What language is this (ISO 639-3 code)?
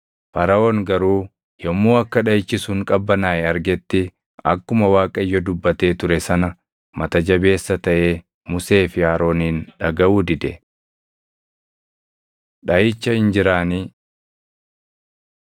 orm